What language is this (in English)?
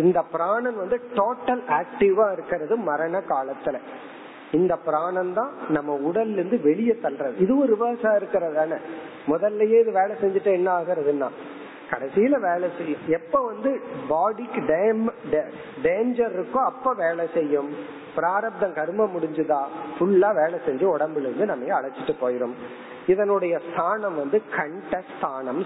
Tamil